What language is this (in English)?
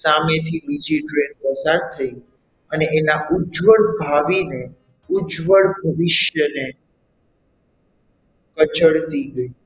Gujarati